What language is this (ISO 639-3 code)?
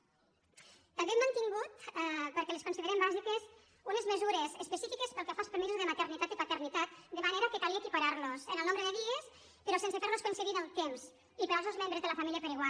cat